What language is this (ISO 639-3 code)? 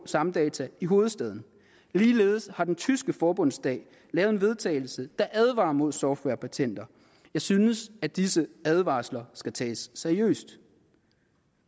dan